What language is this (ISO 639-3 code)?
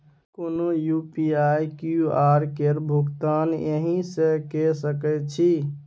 mai